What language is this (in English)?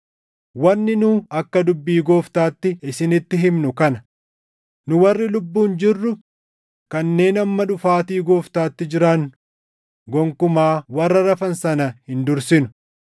Oromo